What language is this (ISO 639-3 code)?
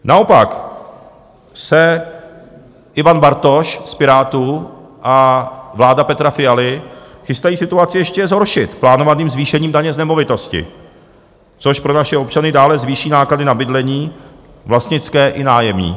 ces